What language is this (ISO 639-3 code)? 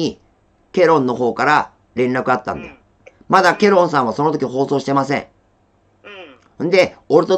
jpn